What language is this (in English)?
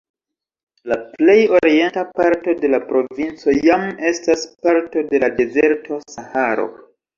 Esperanto